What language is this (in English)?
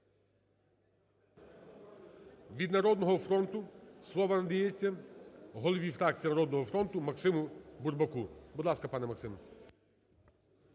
Ukrainian